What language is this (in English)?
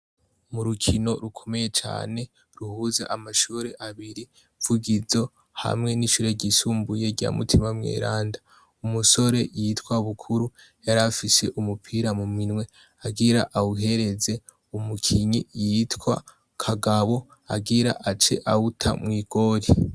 Rundi